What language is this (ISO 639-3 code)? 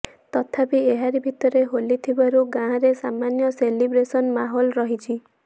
ori